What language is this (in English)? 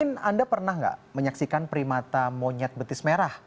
Indonesian